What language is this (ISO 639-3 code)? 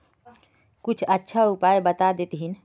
mag